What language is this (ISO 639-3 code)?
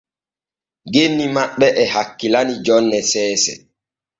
fue